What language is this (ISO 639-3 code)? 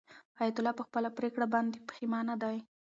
pus